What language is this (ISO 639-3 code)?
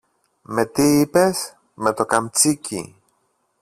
ell